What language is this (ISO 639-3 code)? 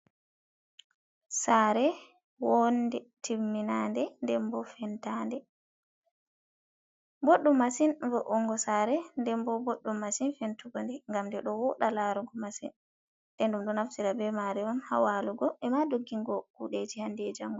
ful